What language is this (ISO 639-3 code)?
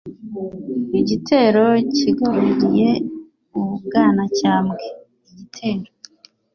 kin